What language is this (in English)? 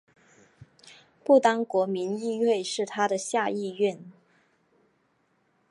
Chinese